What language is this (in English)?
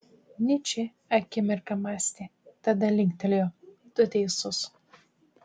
Lithuanian